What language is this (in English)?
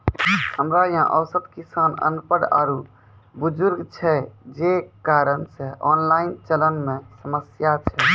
Maithili